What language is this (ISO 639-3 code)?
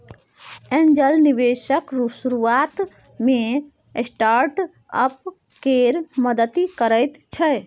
mai